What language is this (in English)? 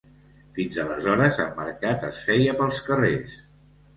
Catalan